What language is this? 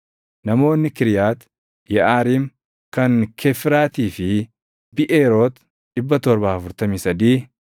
Oromo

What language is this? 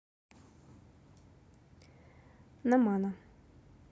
Russian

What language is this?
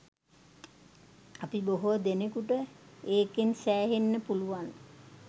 Sinhala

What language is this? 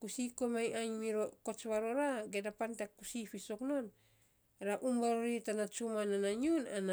Saposa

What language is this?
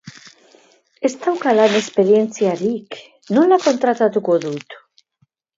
Basque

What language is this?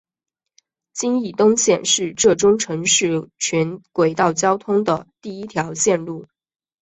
Chinese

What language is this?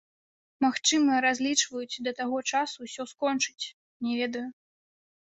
Belarusian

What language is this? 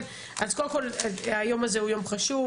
Hebrew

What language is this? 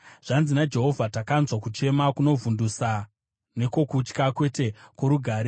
Shona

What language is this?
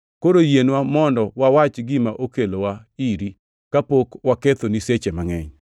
Luo (Kenya and Tanzania)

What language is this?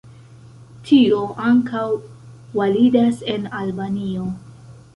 Esperanto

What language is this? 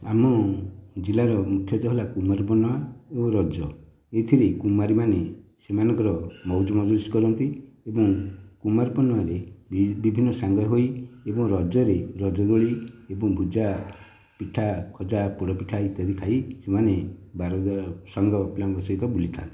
Odia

